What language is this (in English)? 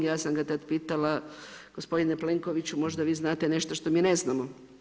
Croatian